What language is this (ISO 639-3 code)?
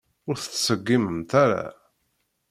kab